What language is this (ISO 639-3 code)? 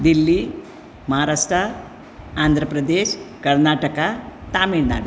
kok